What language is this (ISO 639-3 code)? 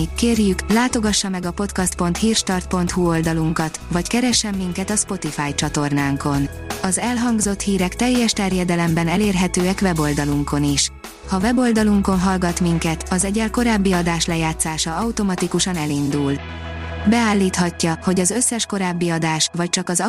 hun